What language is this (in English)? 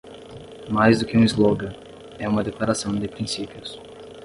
Portuguese